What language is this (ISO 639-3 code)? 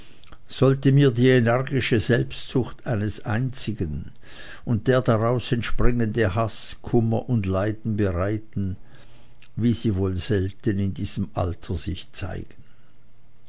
deu